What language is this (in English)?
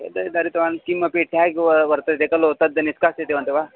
Sanskrit